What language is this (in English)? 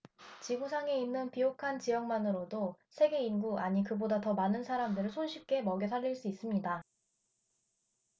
Korean